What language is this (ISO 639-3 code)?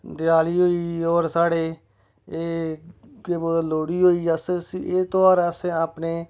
doi